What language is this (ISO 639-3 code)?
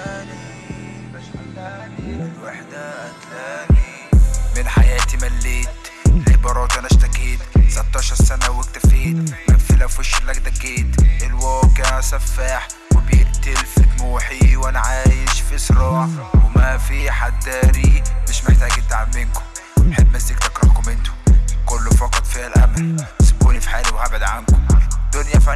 ara